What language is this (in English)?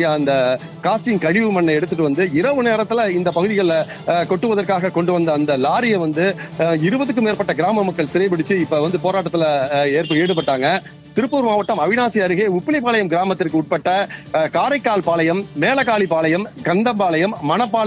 Romanian